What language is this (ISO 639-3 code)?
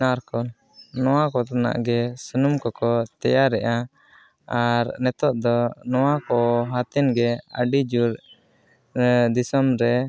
sat